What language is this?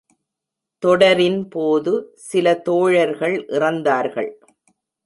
Tamil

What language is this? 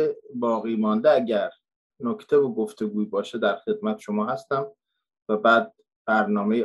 Persian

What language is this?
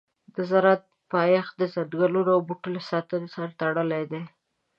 Pashto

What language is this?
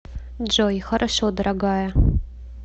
Russian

